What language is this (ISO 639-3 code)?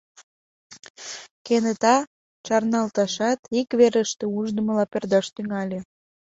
chm